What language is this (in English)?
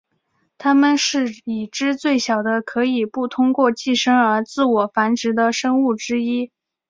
Chinese